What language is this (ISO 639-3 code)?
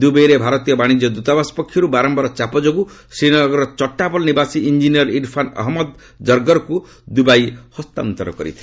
ori